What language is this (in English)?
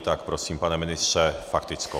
Czech